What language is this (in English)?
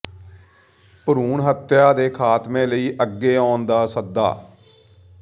Punjabi